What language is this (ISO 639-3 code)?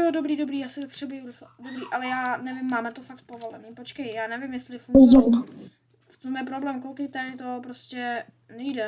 ces